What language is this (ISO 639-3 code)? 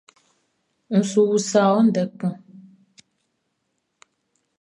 bci